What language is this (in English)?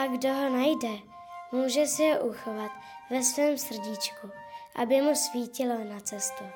Czech